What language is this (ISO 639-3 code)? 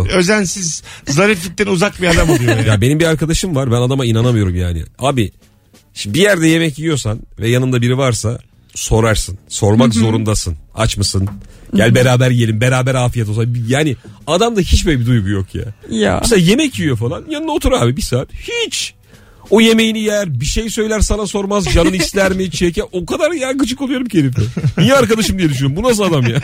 tur